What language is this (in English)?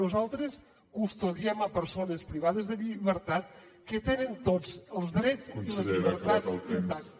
Catalan